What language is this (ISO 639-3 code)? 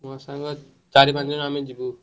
ori